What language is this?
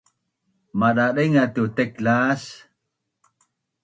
Bunun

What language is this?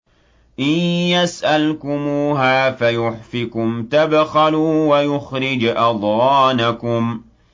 Arabic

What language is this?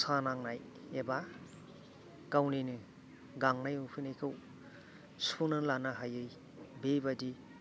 Bodo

